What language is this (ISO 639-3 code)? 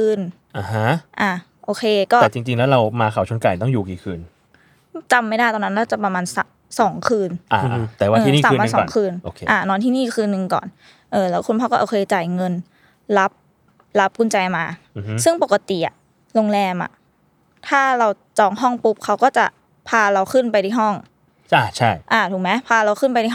tha